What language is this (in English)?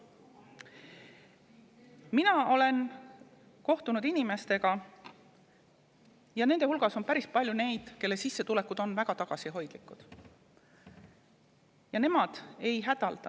Estonian